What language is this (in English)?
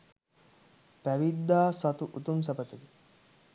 Sinhala